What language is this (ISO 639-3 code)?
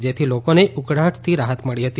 guj